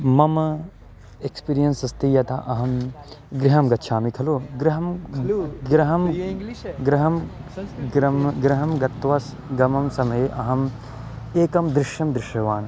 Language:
Sanskrit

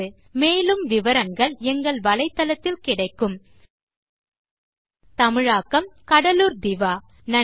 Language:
Tamil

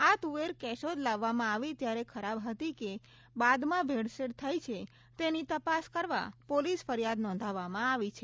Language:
Gujarati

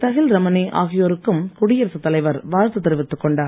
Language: Tamil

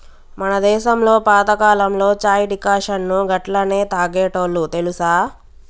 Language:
Telugu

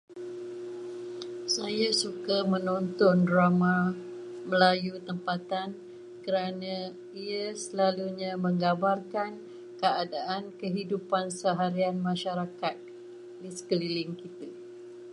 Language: Malay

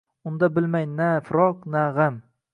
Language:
Uzbek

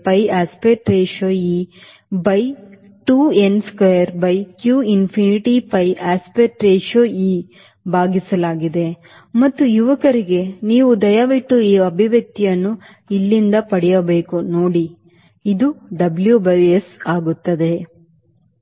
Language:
Kannada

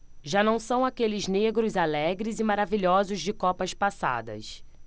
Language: Portuguese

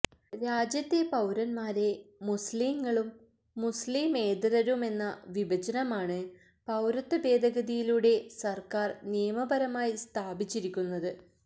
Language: Malayalam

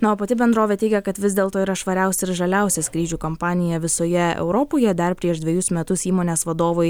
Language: Lithuanian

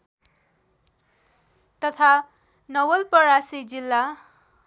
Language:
Nepali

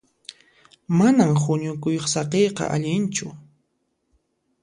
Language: Puno Quechua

